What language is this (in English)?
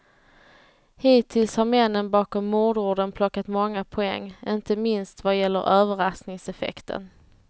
Swedish